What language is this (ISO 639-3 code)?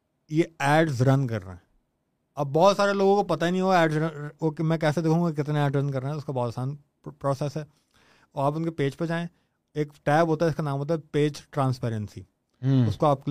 urd